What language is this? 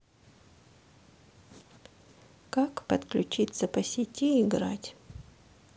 Russian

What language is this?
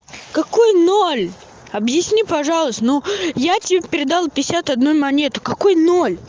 Russian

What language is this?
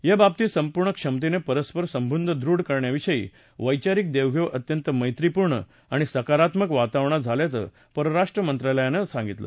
Marathi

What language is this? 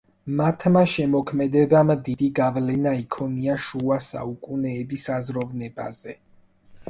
Georgian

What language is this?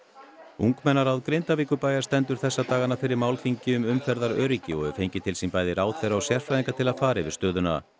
Icelandic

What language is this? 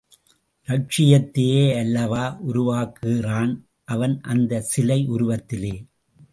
Tamil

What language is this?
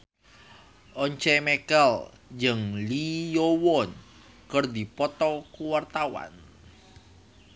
Sundanese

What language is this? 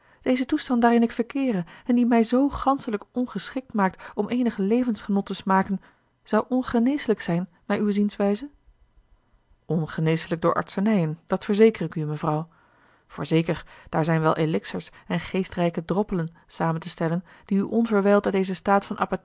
Dutch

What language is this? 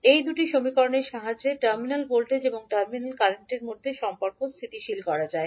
Bangla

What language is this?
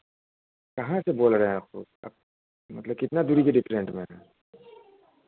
Hindi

